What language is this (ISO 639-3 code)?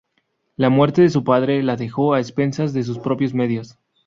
spa